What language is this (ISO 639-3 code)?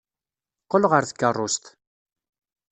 kab